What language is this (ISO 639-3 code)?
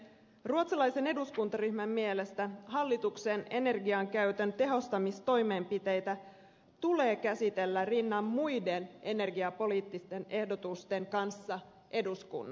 fin